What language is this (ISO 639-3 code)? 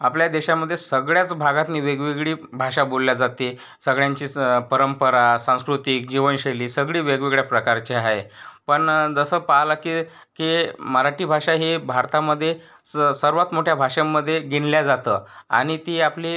mar